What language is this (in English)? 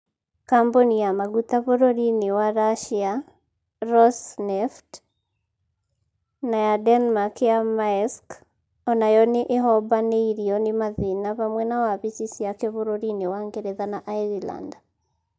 Kikuyu